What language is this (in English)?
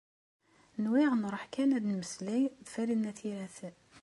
Kabyle